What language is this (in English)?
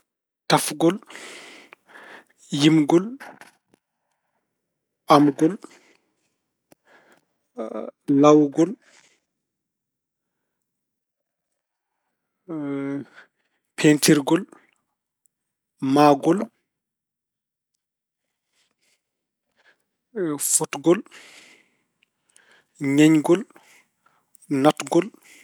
Fula